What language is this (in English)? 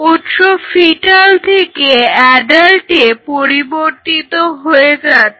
Bangla